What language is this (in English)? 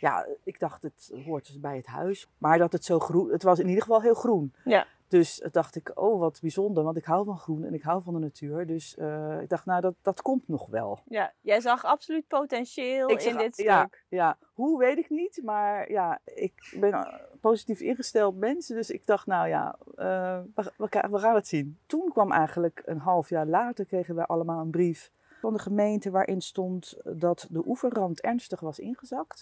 Dutch